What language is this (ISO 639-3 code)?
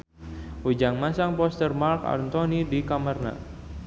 sun